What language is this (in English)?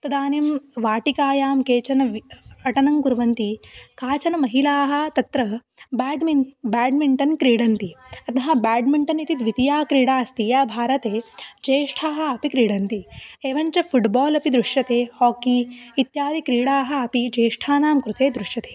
Sanskrit